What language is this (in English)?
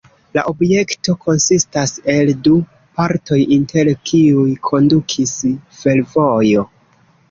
Esperanto